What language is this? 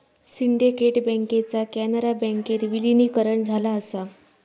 Marathi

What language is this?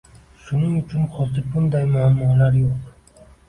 Uzbek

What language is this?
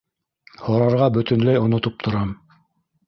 Bashkir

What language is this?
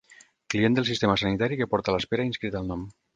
Catalan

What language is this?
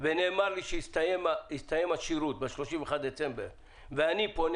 Hebrew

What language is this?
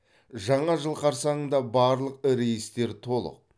Kazakh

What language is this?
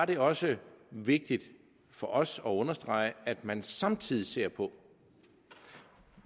Danish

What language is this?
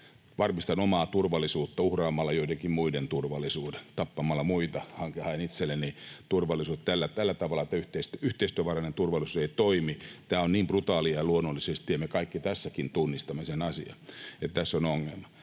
Finnish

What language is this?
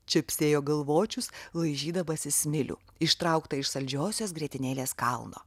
Lithuanian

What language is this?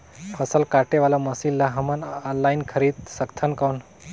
Chhattisgarhi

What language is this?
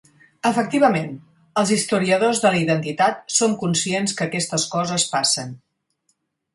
Catalan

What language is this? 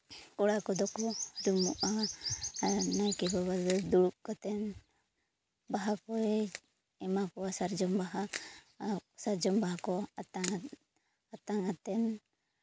Santali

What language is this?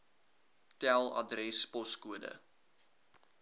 Afrikaans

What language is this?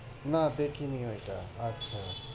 Bangla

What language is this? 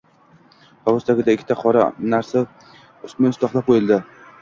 Uzbek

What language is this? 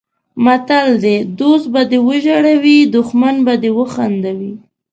Pashto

